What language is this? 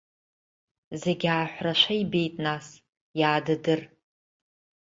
Abkhazian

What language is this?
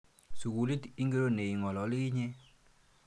Kalenjin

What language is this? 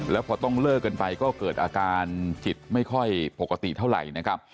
Thai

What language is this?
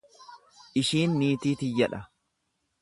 Oromo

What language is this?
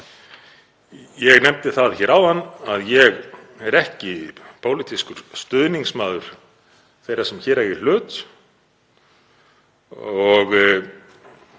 Icelandic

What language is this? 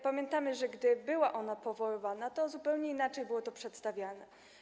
Polish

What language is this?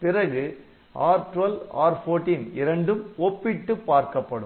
Tamil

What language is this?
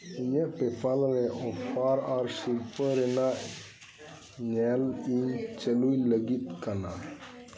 Santali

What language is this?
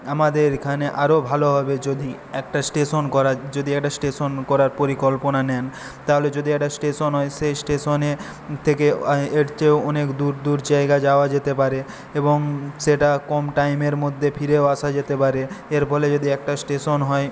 Bangla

